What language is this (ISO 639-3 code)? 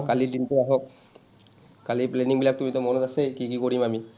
asm